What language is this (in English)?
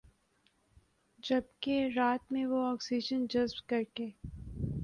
Urdu